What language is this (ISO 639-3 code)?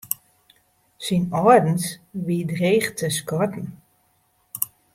fry